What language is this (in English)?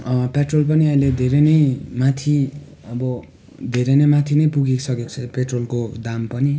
Nepali